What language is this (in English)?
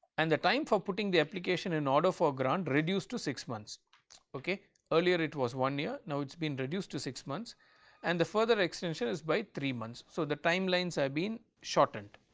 English